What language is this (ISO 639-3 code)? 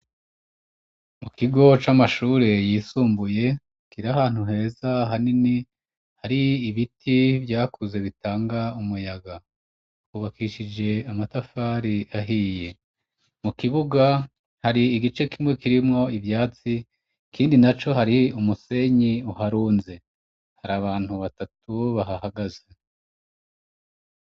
run